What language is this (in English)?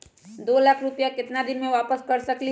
Magahi